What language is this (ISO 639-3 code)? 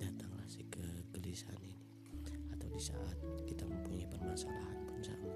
ind